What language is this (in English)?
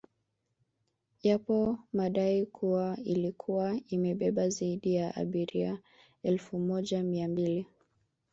Swahili